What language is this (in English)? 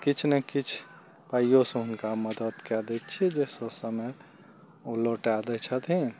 Maithili